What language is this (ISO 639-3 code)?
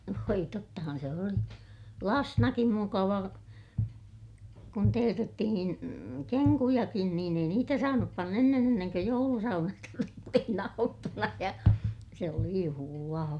fin